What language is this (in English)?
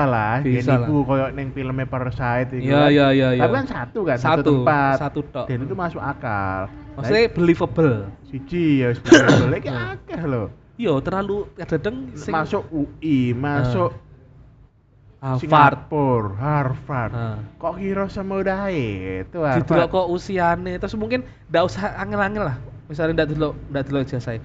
Indonesian